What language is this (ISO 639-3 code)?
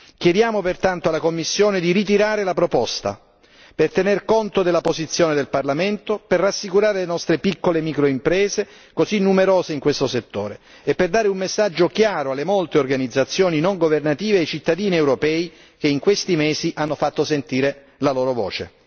ita